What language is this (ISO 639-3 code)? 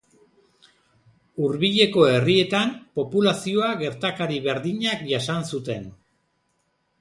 eus